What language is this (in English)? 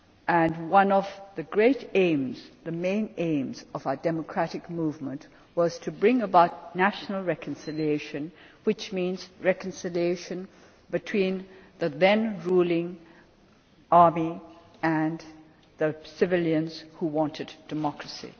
English